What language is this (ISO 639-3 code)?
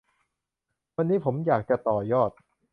tha